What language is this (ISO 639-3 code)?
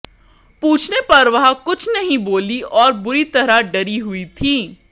hin